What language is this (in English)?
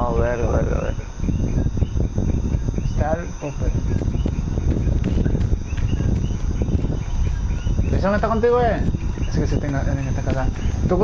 Spanish